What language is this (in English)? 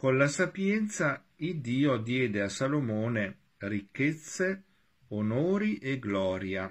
Italian